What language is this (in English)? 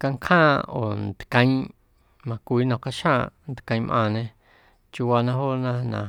Guerrero Amuzgo